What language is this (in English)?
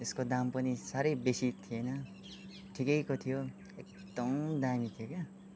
Nepali